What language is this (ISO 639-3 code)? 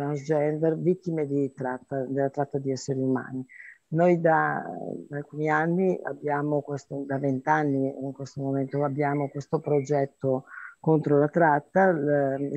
ita